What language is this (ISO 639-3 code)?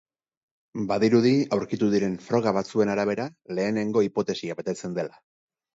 eus